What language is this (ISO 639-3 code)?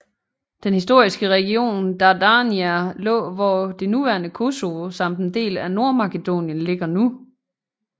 dan